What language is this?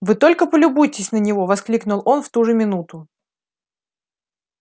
Russian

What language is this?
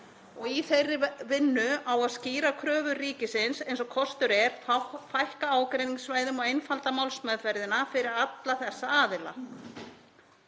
Icelandic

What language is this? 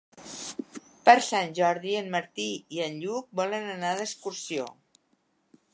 Catalan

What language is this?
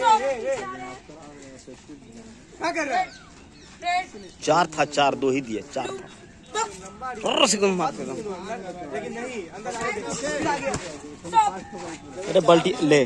Hindi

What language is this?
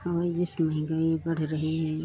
Hindi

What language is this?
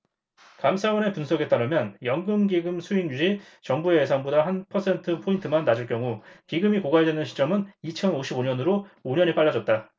Korean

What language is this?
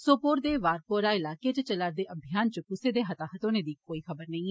Dogri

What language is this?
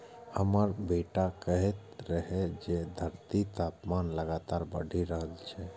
Maithili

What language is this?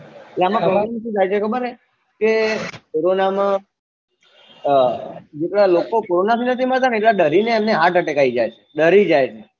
Gujarati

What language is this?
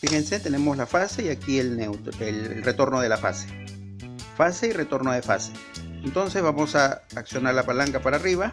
Spanish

